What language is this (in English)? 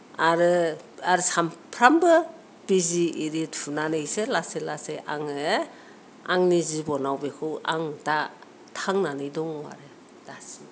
Bodo